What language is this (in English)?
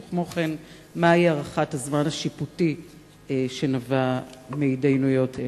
Hebrew